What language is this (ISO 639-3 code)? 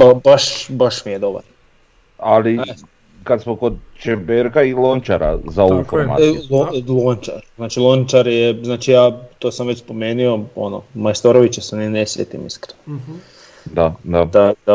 hrv